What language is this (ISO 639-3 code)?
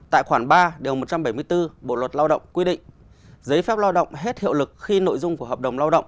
vie